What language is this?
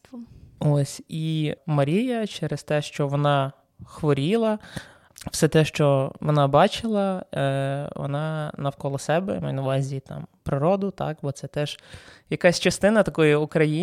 Ukrainian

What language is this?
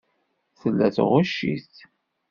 Kabyle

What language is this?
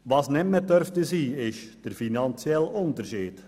Swiss German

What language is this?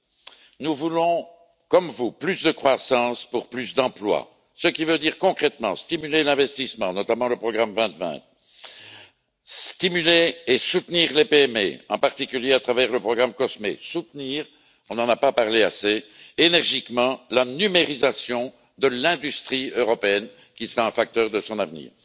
French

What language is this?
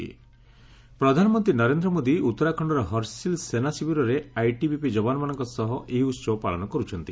Odia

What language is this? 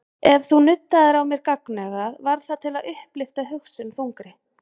Icelandic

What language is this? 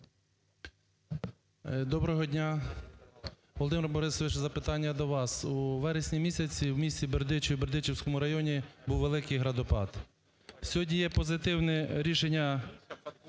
Ukrainian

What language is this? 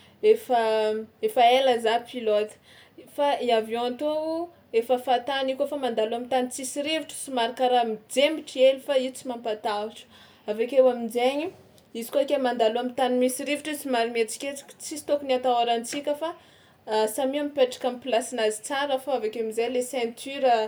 Tsimihety Malagasy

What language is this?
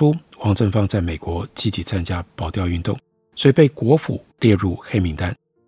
Chinese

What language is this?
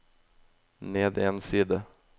Norwegian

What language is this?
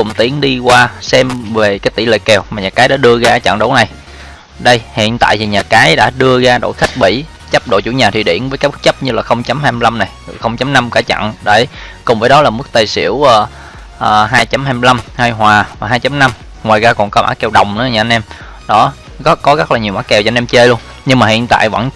Vietnamese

